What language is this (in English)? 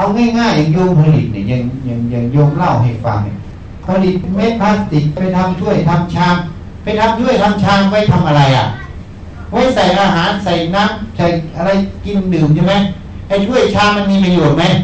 Thai